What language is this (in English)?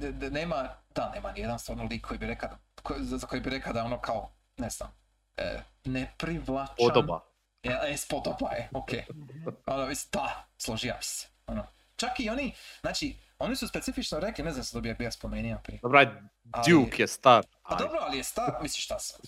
Croatian